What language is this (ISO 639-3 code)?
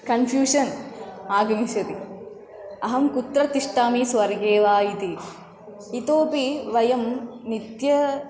san